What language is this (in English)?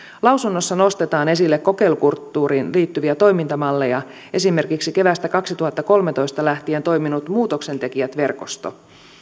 Finnish